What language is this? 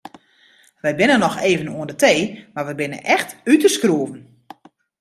Western Frisian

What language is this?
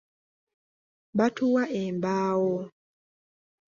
Ganda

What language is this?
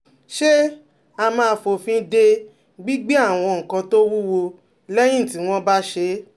Yoruba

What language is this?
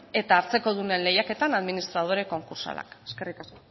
Basque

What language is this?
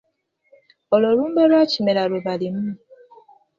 Ganda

